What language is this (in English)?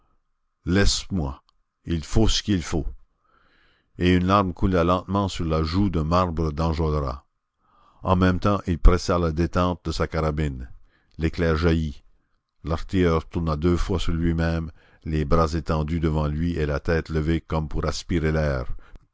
French